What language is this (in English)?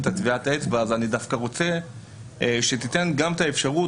Hebrew